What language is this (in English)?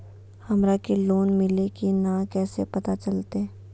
Magahi